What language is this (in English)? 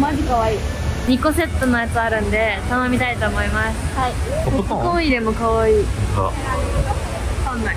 Japanese